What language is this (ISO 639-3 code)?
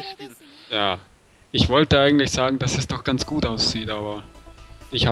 deu